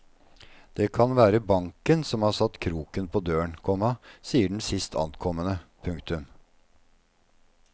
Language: Norwegian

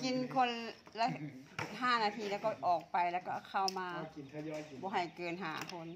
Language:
Thai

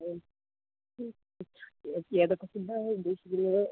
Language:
Malayalam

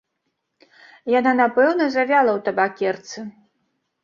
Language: Belarusian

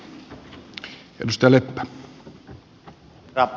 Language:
Finnish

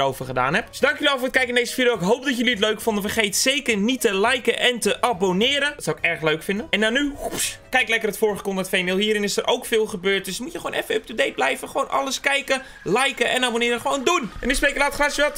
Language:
Dutch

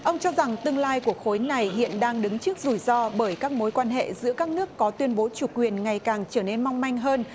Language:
Vietnamese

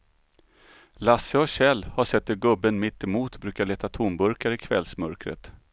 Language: Swedish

